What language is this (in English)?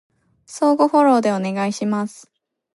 Japanese